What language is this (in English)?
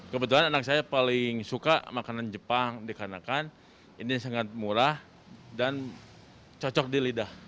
Indonesian